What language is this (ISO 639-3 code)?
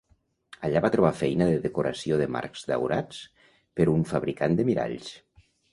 cat